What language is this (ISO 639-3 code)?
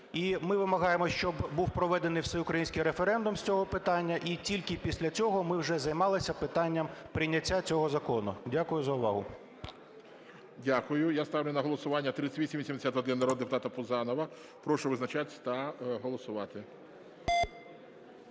ukr